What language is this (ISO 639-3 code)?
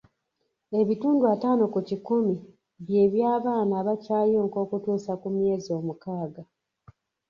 lug